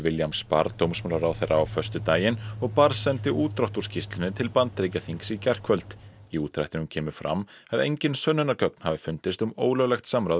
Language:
Icelandic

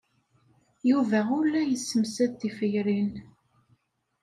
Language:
Kabyle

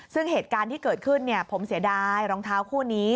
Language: Thai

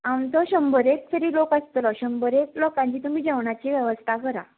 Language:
Konkani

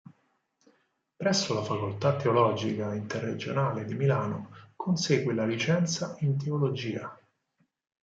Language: Italian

